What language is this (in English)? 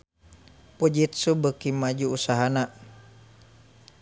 Sundanese